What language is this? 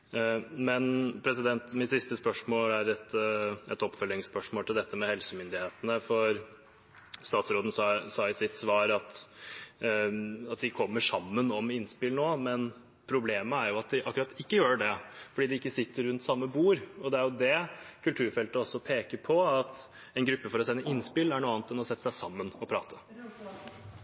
Norwegian Bokmål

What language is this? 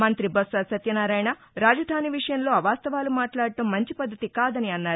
Telugu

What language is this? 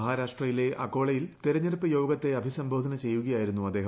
Malayalam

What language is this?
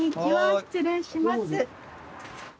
Japanese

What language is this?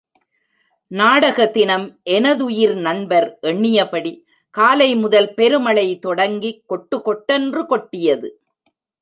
Tamil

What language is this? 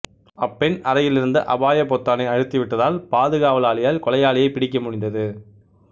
Tamil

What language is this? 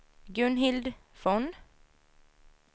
Swedish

